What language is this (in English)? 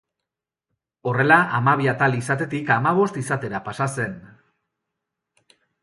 Basque